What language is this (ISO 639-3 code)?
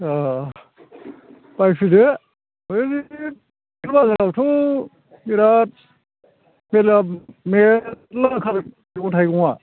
brx